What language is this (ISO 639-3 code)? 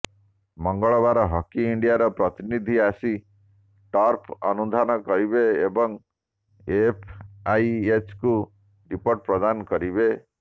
ori